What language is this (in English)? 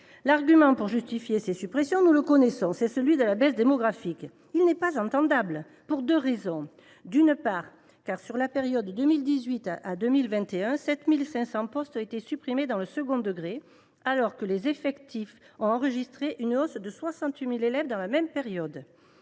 French